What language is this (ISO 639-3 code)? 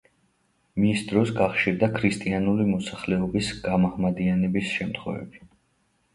kat